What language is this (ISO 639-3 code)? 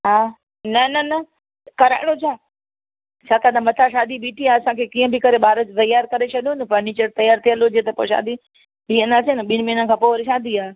snd